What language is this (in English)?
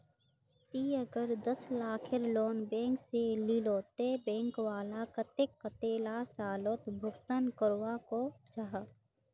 Magahi